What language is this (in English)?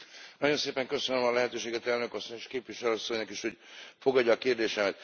Hungarian